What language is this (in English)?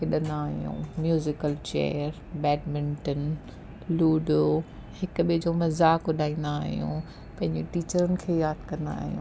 Sindhi